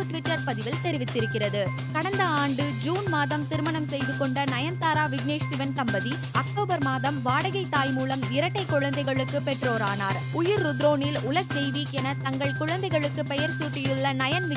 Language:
Tamil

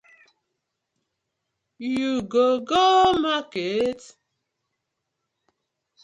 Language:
Nigerian Pidgin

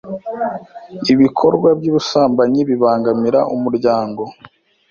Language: Kinyarwanda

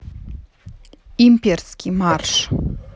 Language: Russian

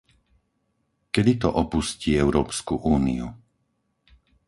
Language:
Slovak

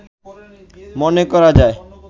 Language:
Bangla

